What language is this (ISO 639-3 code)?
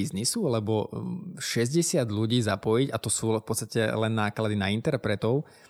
ces